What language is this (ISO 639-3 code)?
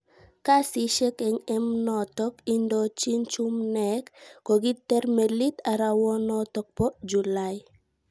kln